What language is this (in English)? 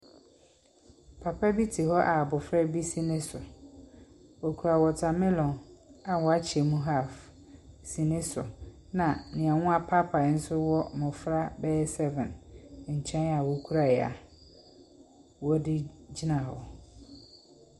Akan